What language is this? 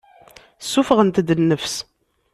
Kabyle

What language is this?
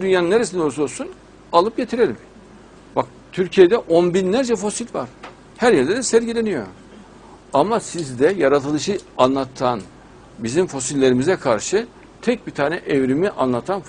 Turkish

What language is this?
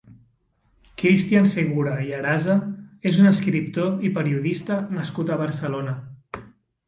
Catalan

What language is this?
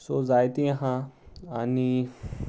Konkani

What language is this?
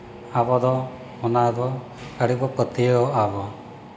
Santali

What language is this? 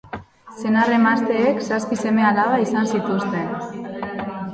Basque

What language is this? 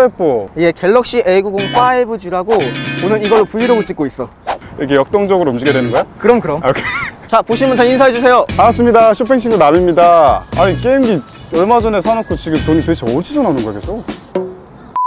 Korean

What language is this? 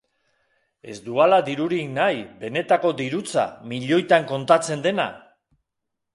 Basque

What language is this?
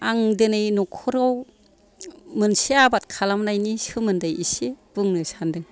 Bodo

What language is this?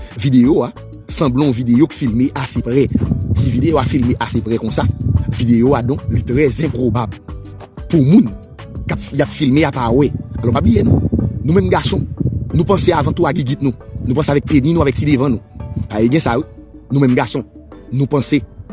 French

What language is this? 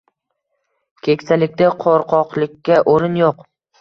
Uzbek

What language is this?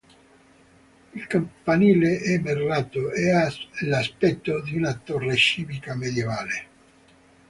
Italian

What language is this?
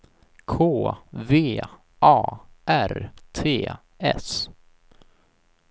Swedish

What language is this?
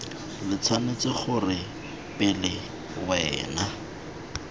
Tswana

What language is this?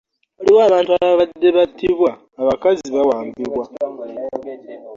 Ganda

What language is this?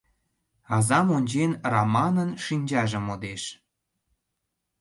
Mari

